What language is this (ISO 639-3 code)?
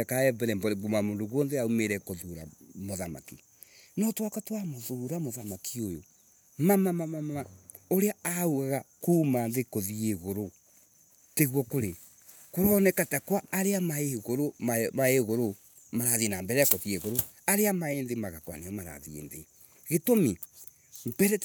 ebu